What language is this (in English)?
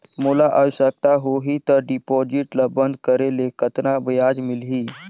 Chhattisgarhi